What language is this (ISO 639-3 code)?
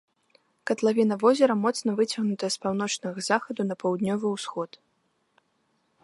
bel